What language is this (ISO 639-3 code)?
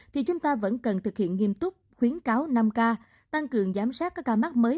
vie